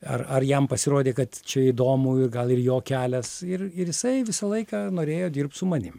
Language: Lithuanian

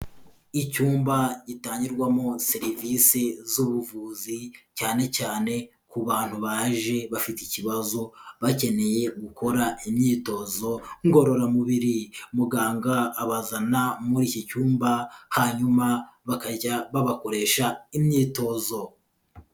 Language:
Kinyarwanda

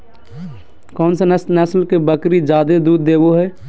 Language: Magahi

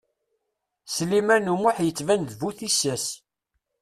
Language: Kabyle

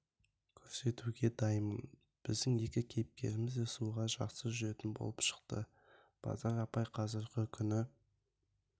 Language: Kazakh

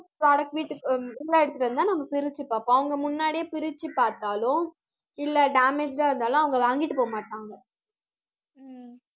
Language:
Tamil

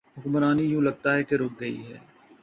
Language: Urdu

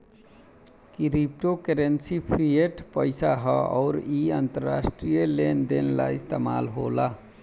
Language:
Bhojpuri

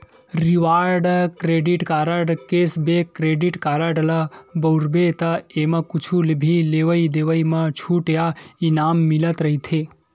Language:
Chhattisgarhi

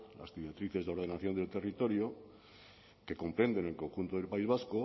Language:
Spanish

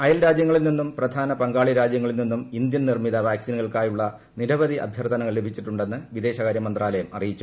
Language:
Malayalam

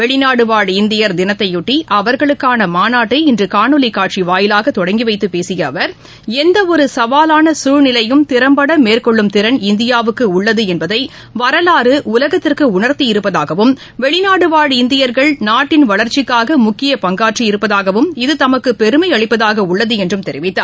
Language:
Tamil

